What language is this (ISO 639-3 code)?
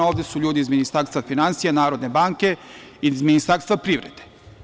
srp